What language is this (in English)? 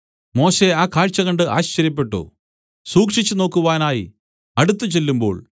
Malayalam